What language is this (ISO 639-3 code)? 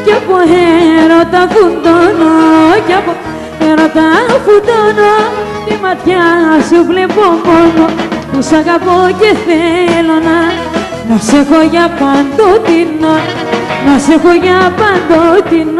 ell